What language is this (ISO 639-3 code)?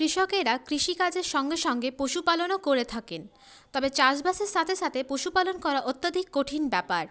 ben